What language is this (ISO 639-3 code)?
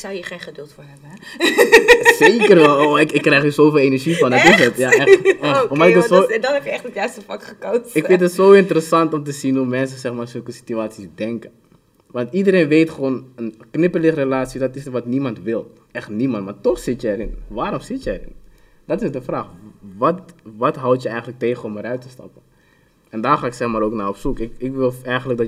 nld